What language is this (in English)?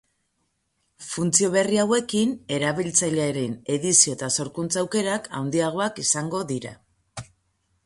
Basque